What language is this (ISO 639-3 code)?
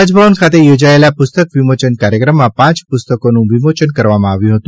guj